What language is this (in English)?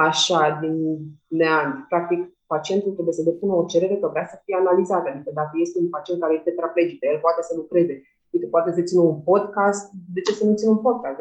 Romanian